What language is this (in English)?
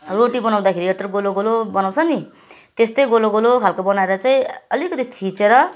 Nepali